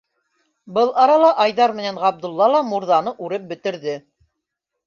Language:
Bashkir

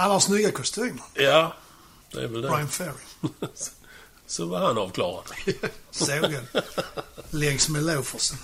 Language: Swedish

